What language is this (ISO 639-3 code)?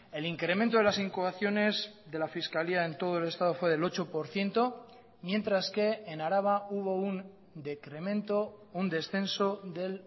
spa